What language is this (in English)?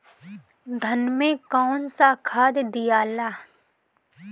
Bhojpuri